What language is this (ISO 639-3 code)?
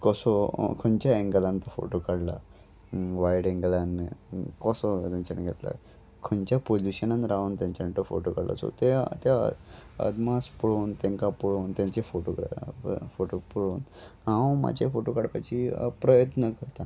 kok